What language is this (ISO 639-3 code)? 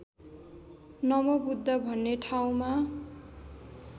nep